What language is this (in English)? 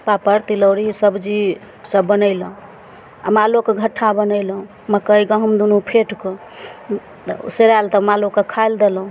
Maithili